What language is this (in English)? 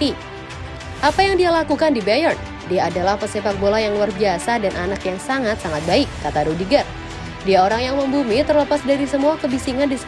Indonesian